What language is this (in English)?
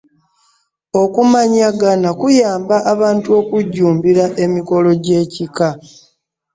Ganda